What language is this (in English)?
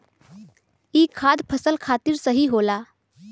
Bhojpuri